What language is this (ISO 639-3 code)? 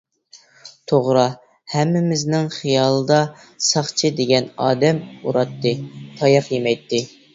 uig